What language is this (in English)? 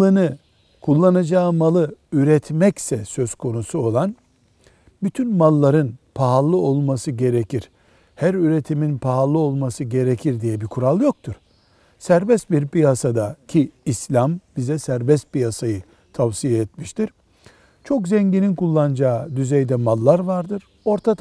Turkish